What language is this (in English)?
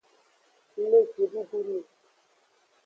Aja (Benin)